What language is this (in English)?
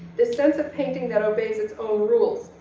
English